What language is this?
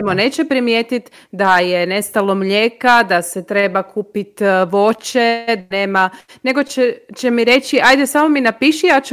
Croatian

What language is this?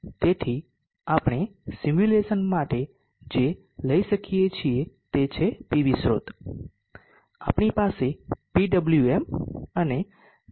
Gujarati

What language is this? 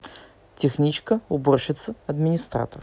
Russian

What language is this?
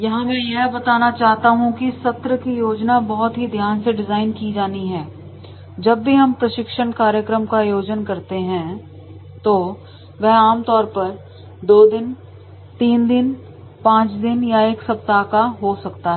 Hindi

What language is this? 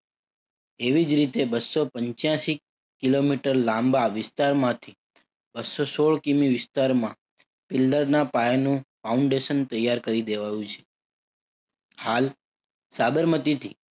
Gujarati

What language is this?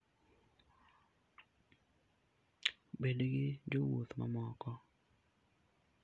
Luo (Kenya and Tanzania)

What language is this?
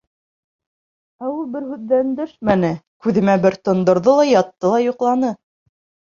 Bashkir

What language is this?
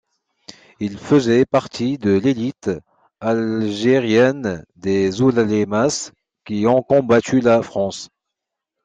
French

